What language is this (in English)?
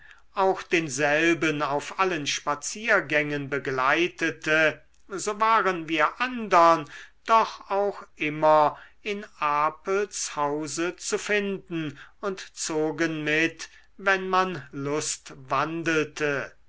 German